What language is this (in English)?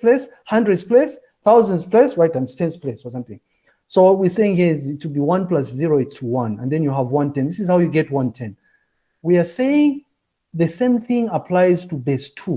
English